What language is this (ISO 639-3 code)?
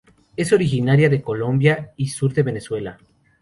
spa